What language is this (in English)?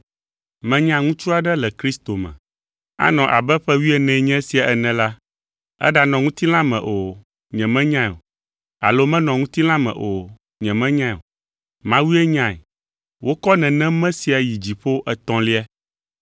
Ewe